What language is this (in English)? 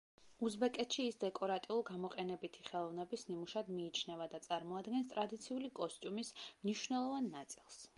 Georgian